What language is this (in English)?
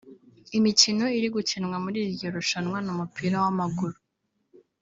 Kinyarwanda